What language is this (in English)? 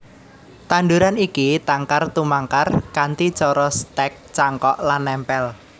Javanese